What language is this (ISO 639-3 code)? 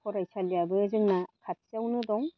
brx